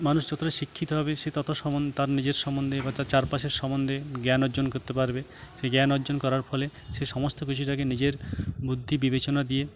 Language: Bangla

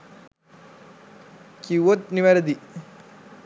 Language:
Sinhala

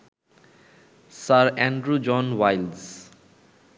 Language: Bangla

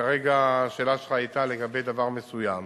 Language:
Hebrew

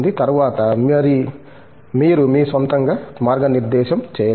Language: Telugu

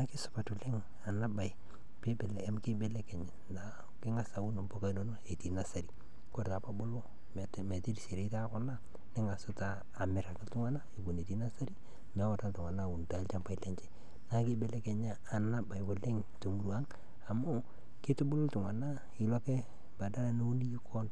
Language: Masai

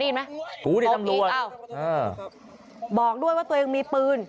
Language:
Thai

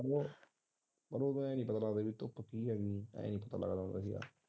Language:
Punjabi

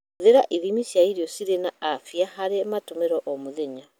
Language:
Kikuyu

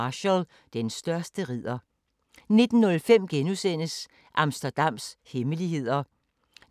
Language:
Danish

